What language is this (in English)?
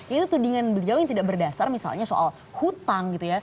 Indonesian